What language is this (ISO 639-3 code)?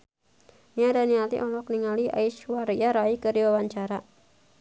sun